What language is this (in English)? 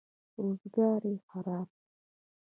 Pashto